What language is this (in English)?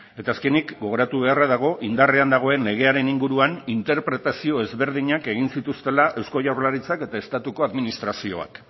Basque